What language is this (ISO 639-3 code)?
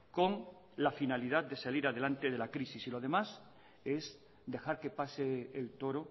spa